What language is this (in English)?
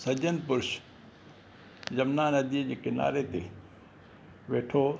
Sindhi